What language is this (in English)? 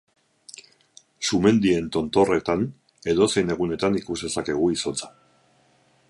Basque